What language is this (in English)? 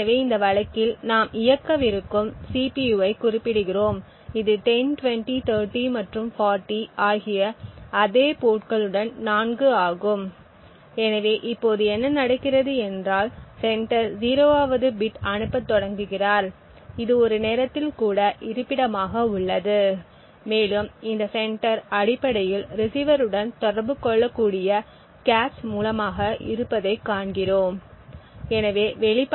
Tamil